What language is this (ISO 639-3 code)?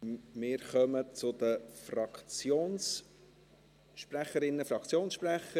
gsw